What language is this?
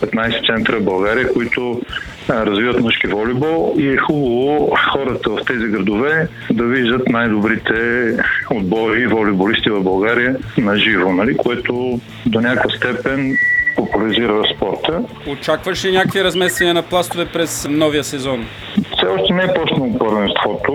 Bulgarian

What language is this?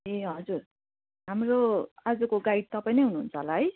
Nepali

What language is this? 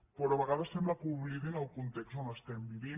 Catalan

